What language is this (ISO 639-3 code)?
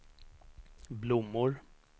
swe